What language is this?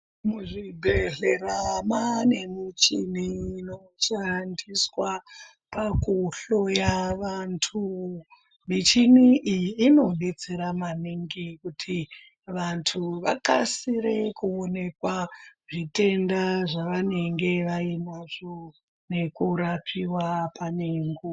Ndau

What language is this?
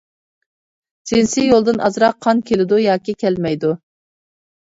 Uyghur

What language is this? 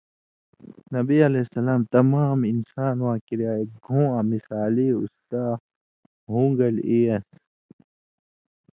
Indus Kohistani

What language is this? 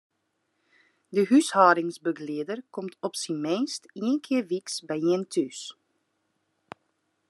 Western Frisian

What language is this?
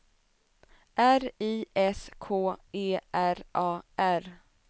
Swedish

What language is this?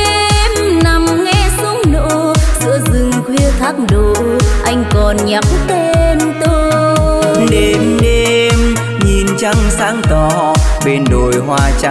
Vietnamese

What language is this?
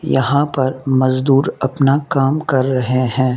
Hindi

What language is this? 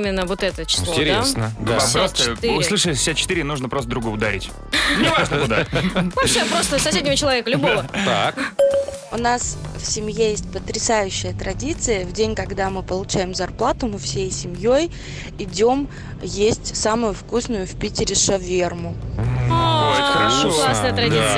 Russian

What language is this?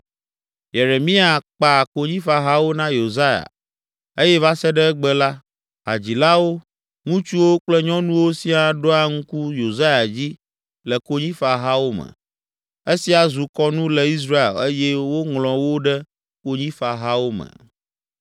Ewe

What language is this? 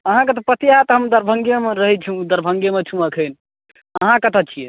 Maithili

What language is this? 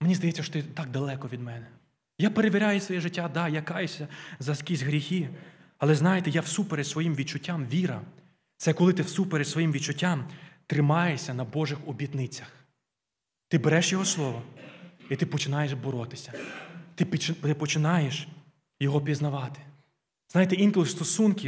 Ukrainian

